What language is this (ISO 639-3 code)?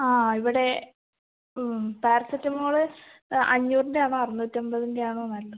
mal